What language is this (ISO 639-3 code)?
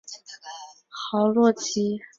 zho